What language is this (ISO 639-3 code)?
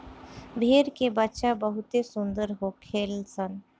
bho